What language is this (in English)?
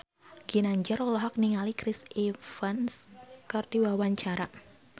Sundanese